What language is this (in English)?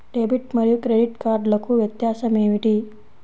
Telugu